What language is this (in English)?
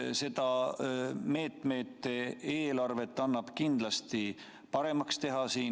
Estonian